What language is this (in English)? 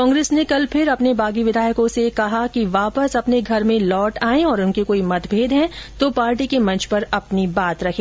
Hindi